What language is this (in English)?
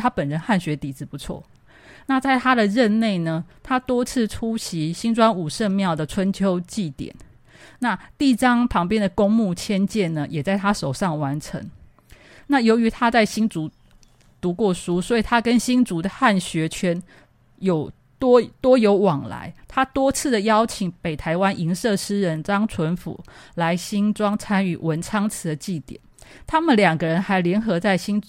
Chinese